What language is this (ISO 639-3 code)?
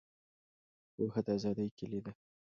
pus